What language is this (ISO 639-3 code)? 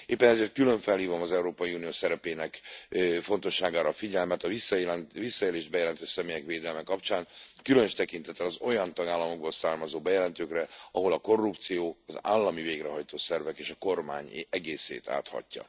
hun